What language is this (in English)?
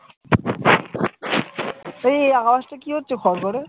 Bangla